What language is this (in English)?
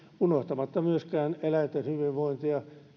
Finnish